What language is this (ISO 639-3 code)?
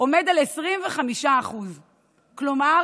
heb